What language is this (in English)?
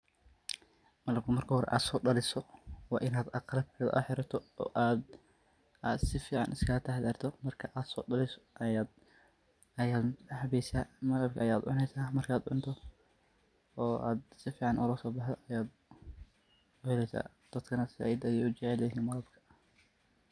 Somali